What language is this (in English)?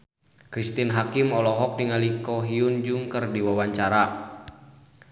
Sundanese